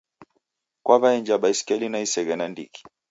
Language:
Taita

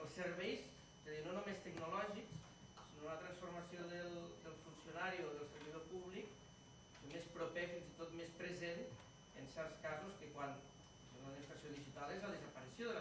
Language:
Catalan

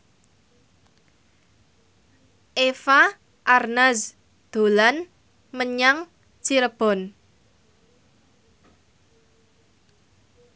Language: Javanese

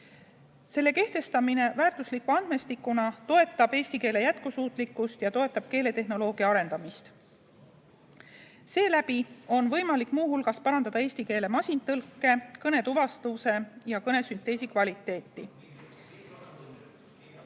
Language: Estonian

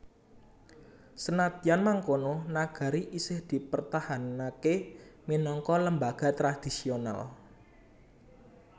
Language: Javanese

